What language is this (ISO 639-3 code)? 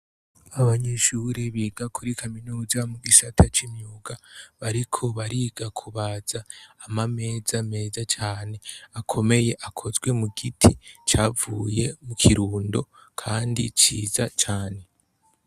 run